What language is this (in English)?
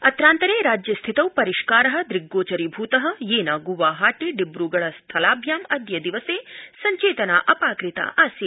Sanskrit